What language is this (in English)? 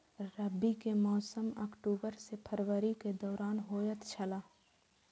Maithili